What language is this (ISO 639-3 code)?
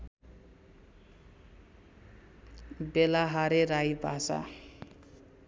nep